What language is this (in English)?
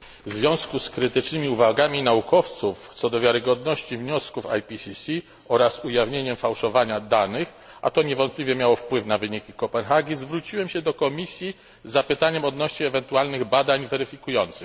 Polish